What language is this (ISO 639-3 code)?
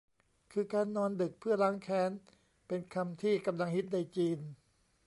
tha